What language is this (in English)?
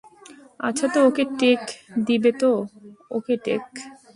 Bangla